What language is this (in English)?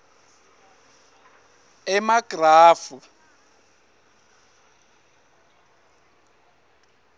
Swati